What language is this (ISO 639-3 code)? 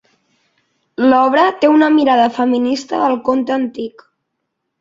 cat